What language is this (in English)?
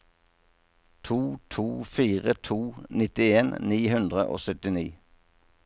Norwegian